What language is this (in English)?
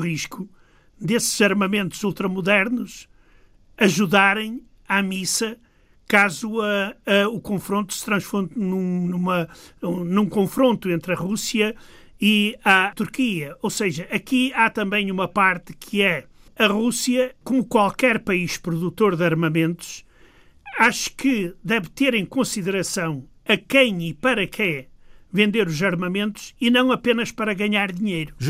Portuguese